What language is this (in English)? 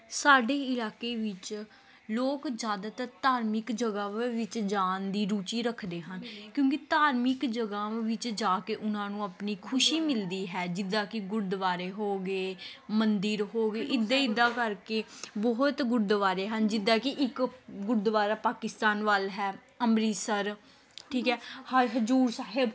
Punjabi